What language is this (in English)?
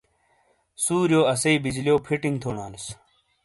Shina